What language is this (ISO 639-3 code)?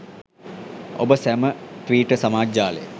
sin